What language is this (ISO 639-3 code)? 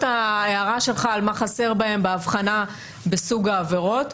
heb